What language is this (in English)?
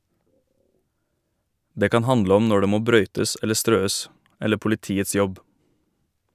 Norwegian